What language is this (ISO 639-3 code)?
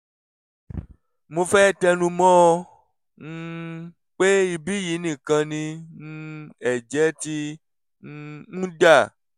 yor